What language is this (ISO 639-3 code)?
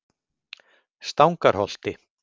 isl